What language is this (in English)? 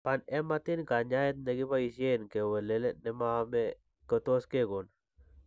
Kalenjin